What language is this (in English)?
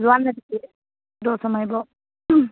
Assamese